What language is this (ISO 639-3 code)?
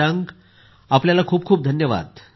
mar